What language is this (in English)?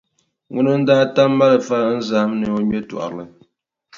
Dagbani